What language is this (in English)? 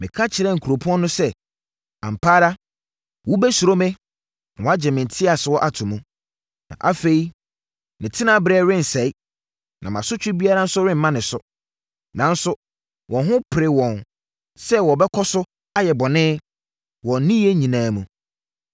Akan